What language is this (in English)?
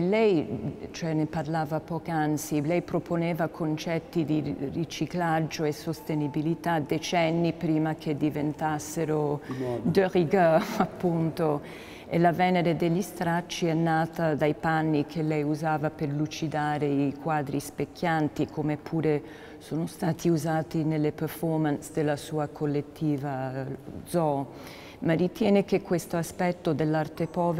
Italian